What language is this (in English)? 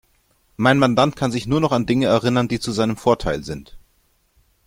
German